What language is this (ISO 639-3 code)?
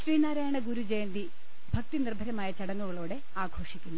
mal